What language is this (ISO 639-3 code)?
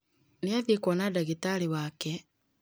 kik